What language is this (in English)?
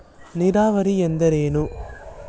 Kannada